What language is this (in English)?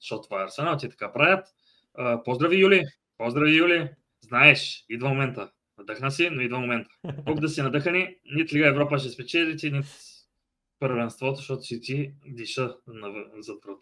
Bulgarian